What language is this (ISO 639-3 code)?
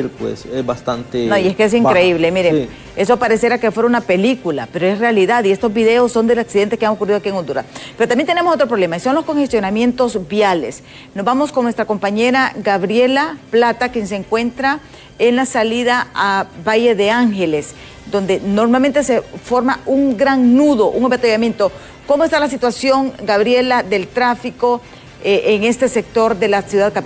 spa